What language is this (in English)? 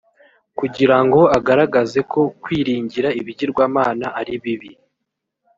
Kinyarwanda